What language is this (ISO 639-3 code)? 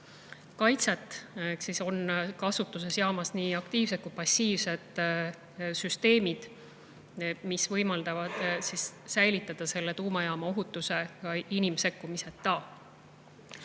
est